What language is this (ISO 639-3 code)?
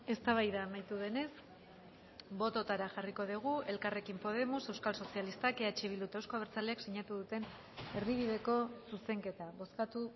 eus